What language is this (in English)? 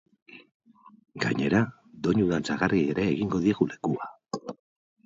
Basque